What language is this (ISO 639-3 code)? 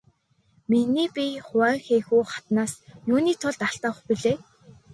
mon